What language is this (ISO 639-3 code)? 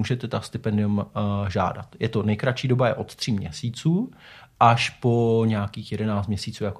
ces